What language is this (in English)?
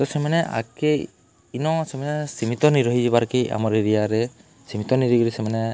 Odia